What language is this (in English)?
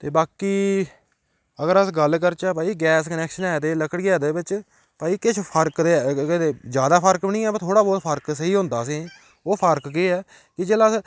Dogri